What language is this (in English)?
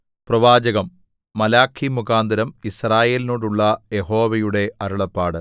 Malayalam